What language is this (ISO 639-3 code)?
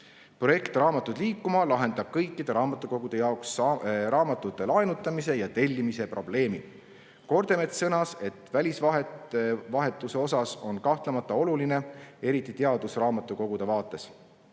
est